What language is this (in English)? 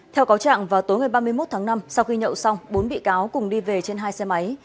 Vietnamese